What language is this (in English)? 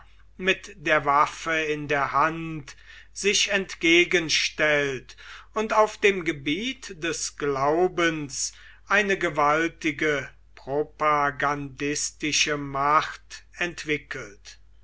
German